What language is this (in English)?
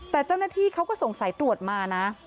Thai